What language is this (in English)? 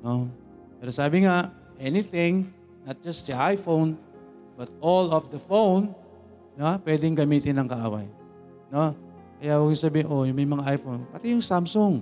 Filipino